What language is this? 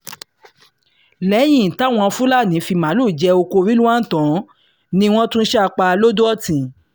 Yoruba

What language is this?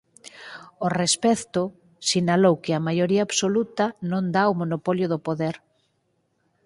Galician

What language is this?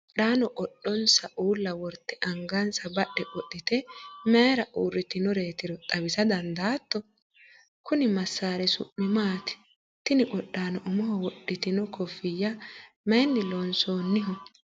Sidamo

